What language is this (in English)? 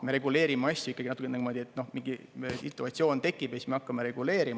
Estonian